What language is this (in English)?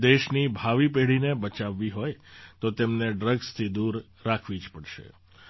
Gujarati